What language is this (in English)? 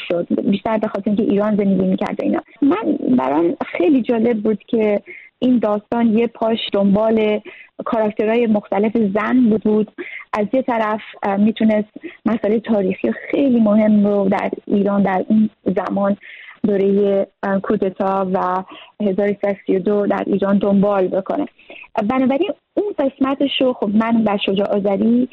Persian